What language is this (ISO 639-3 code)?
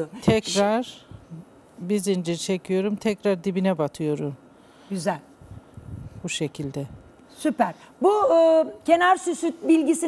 tur